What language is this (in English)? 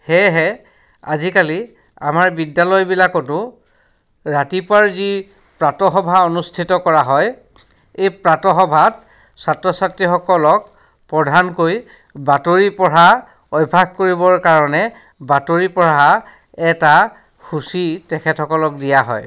Assamese